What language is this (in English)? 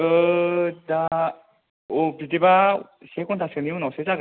Bodo